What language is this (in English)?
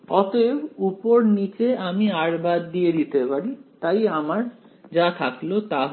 Bangla